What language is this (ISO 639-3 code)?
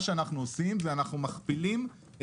heb